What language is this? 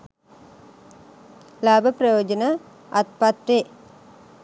Sinhala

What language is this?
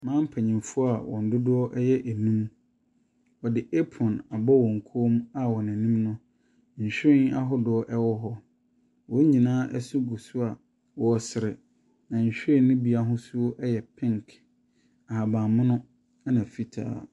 Akan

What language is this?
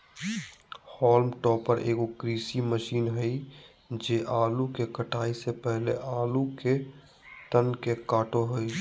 Magahi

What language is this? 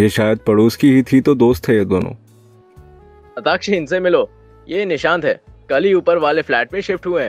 Hindi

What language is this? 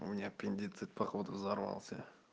Russian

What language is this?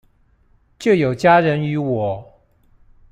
Chinese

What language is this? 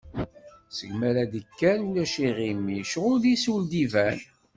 Kabyle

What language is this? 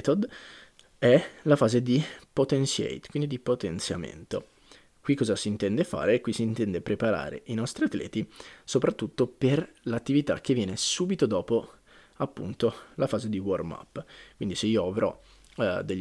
Italian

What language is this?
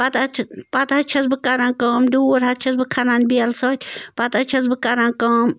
Kashmiri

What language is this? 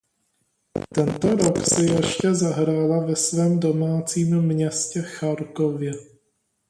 Czech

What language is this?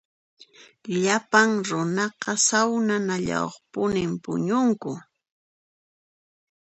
Puno Quechua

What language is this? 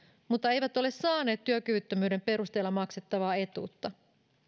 Finnish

